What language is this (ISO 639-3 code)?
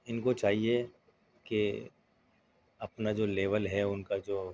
urd